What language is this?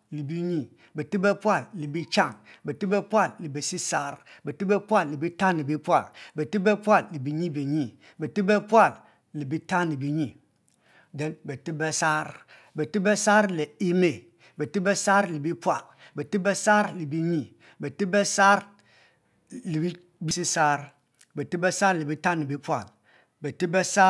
Mbe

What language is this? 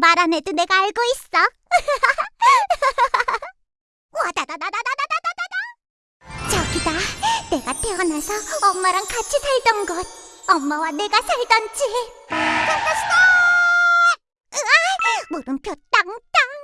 Korean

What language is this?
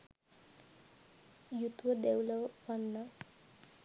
Sinhala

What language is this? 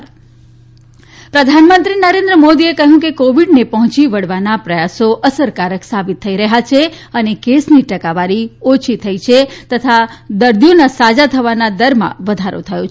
Gujarati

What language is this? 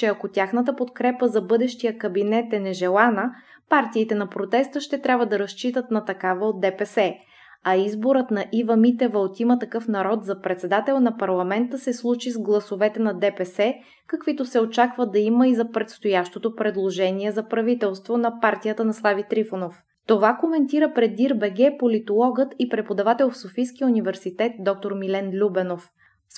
Bulgarian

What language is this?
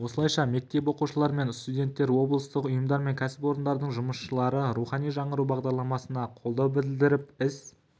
Kazakh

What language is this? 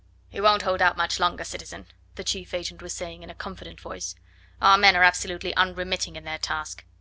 English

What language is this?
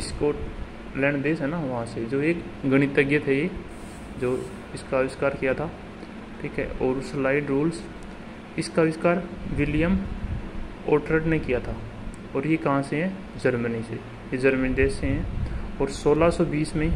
Hindi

